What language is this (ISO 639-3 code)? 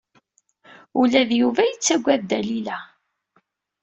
kab